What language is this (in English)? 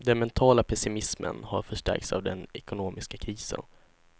Swedish